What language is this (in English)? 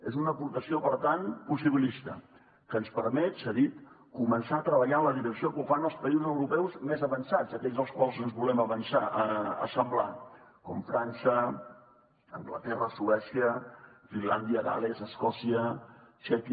Catalan